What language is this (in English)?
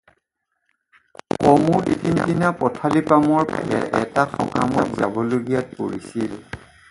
Assamese